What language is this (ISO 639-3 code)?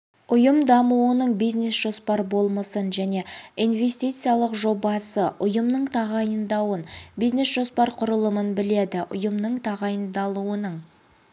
kaz